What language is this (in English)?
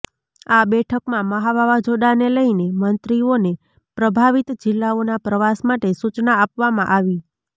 Gujarati